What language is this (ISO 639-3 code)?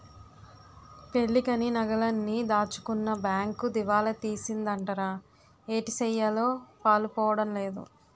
tel